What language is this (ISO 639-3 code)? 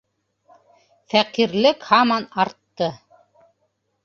bak